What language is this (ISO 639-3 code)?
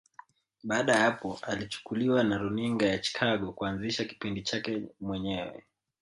swa